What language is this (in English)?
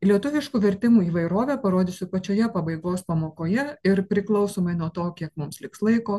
Lithuanian